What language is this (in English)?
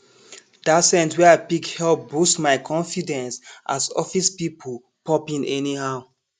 Nigerian Pidgin